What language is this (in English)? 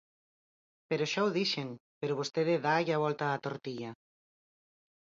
Galician